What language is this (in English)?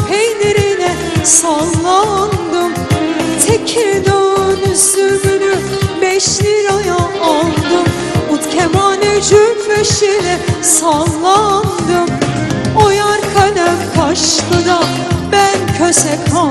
Thai